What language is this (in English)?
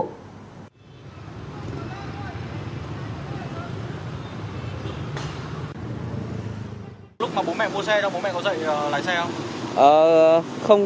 Vietnamese